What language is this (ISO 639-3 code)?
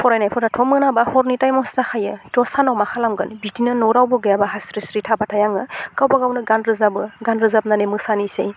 brx